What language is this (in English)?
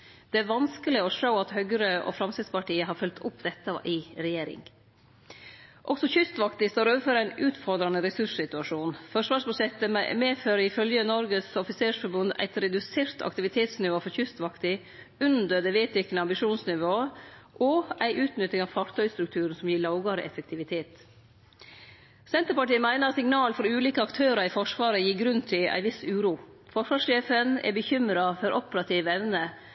Norwegian Nynorsk